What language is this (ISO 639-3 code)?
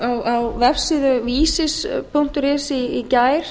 isl